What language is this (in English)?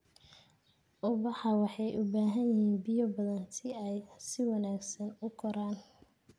Somali